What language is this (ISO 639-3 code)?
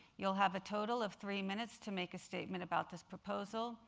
eng